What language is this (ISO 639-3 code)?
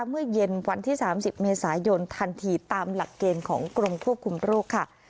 tha